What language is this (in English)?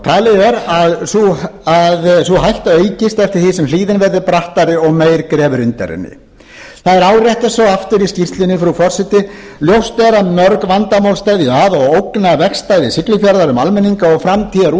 Icelandic